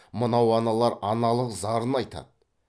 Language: Kazakh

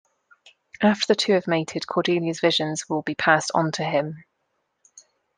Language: English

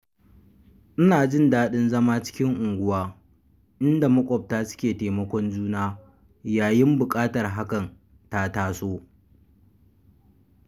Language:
Hausa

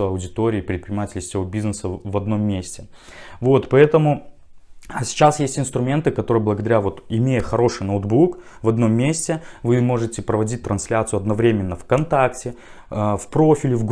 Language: Russian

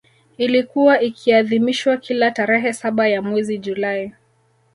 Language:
Swahili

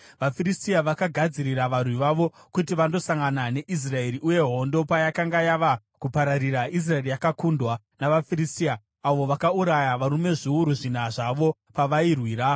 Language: Shona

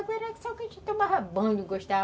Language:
Portuguese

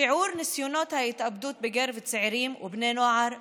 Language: Hebrew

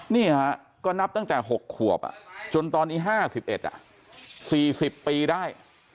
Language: Thai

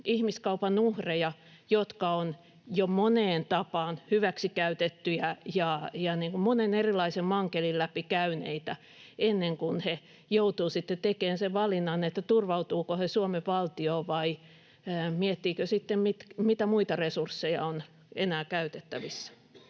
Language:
Finnish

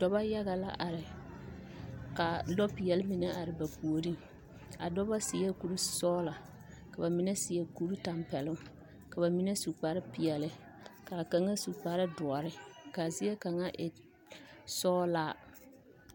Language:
Southern Dagaare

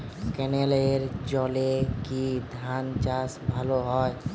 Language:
Bangla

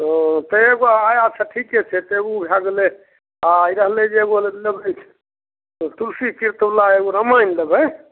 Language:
Maithili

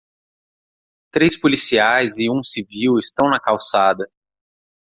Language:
Portuguese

